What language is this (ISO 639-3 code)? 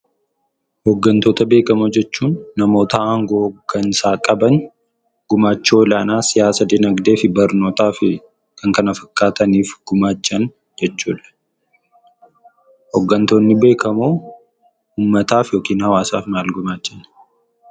orm